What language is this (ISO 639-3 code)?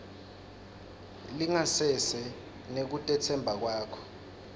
ssw